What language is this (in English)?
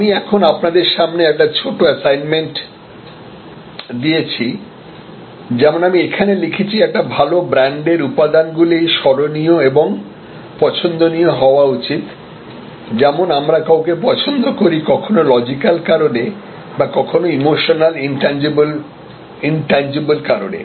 Bangla